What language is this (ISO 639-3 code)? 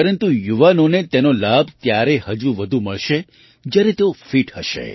guj